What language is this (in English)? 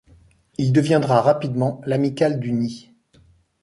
French